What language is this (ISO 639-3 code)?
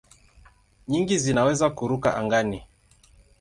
swa